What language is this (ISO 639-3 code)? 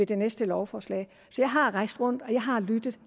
dan